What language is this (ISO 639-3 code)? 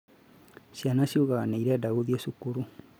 kik